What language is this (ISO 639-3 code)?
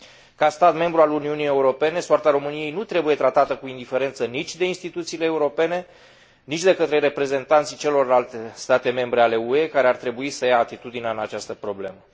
ron